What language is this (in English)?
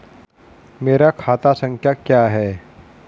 Hindi